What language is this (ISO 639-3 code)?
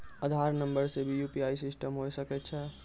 mai